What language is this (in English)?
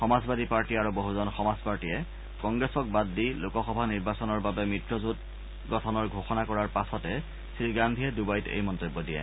Assamese